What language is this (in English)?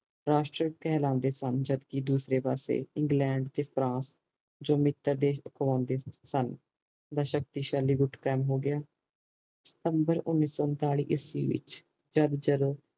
Punjabi